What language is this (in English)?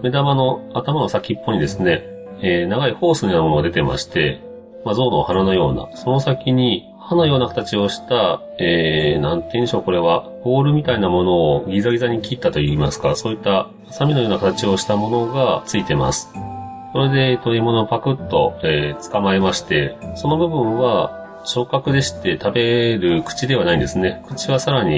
Japanese